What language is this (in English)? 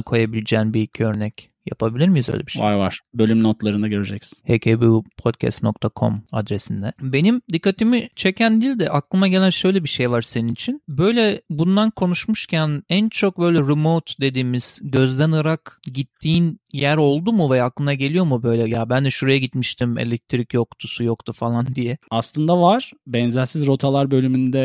Turkish